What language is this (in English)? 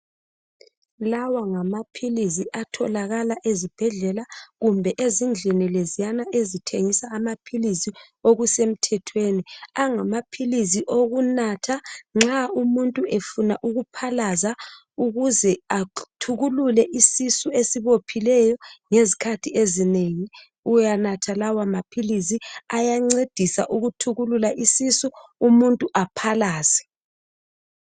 North Ndebele